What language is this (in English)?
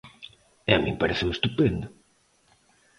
Galician